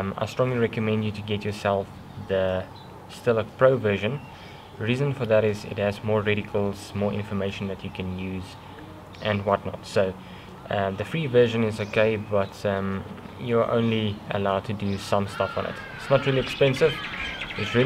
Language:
English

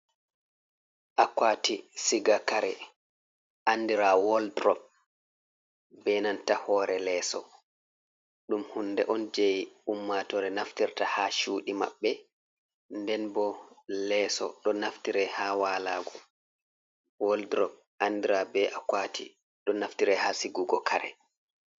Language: Fula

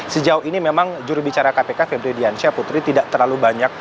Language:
Indonesian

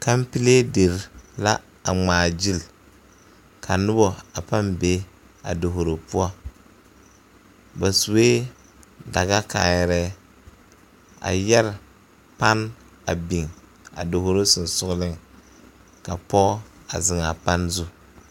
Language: Southern Dagaare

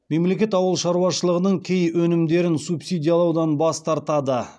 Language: Kazakh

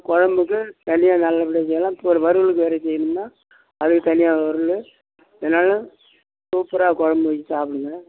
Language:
Tamil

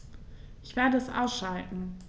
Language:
German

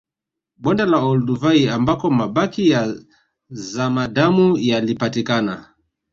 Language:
Swahili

